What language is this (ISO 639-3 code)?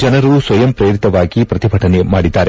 kan